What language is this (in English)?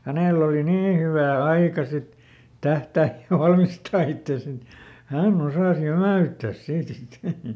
Finnish